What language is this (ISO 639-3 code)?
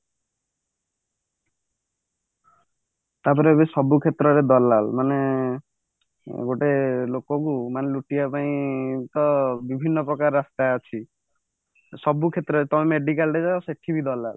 ori